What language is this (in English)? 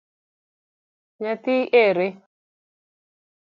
Luo (Kenya and Tanzania)